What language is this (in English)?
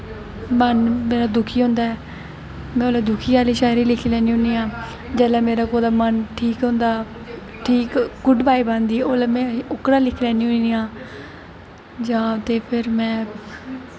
Dogri